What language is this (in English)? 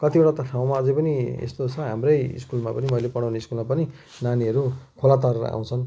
Nepali